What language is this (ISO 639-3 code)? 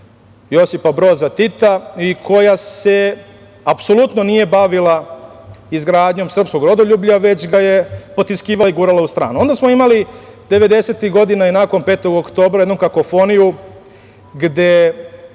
srp